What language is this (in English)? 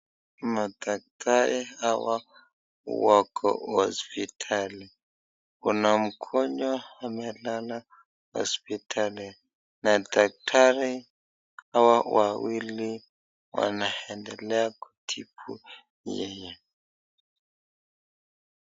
Swahili